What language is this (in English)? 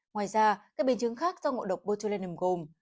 Vietnamese